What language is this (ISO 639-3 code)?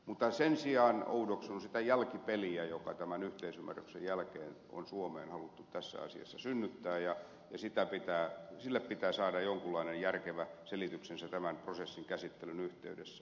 fin